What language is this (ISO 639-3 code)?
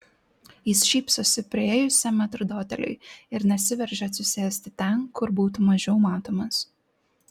lit